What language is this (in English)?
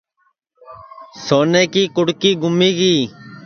Sansi